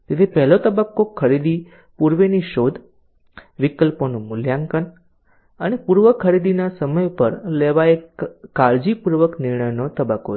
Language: Gujarati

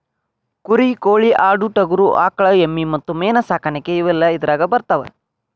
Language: Kannada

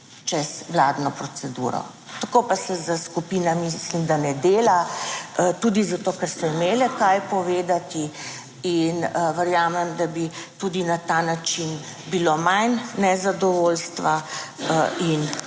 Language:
Slovenian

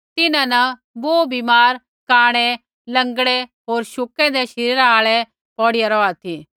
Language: Kullu Pahari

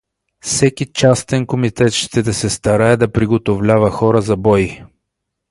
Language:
Bulgarian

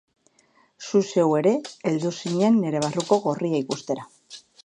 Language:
Basque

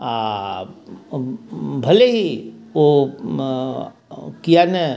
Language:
Maithili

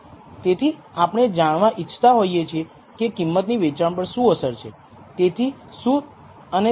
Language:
Gujarati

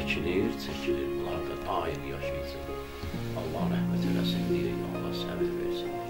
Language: Turkish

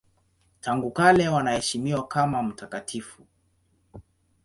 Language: Swahili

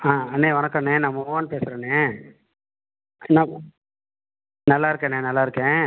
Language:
Tamil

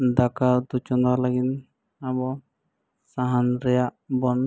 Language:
Santali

